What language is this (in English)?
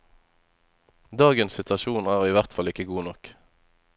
Norwegian